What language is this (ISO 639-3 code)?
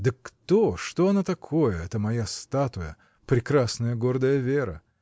rus